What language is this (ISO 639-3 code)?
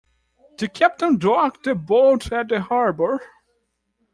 eng